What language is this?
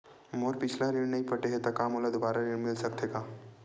Chhattisgarhi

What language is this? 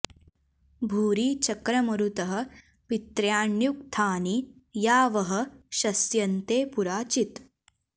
Sanskrit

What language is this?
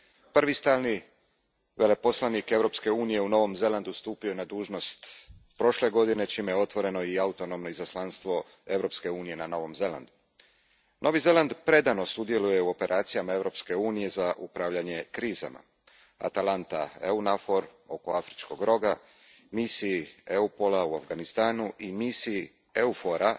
Croatian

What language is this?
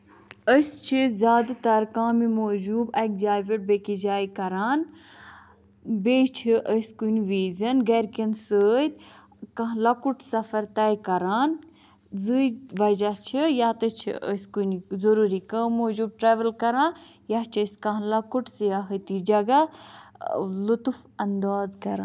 Kashmiri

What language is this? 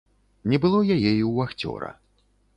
Belarusian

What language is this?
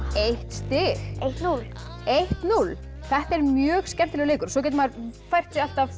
Icelandic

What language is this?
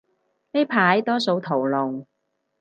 Cantonese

